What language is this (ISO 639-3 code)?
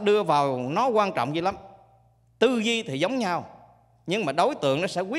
vie